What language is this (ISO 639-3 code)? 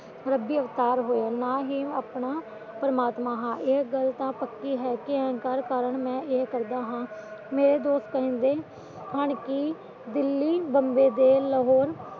pan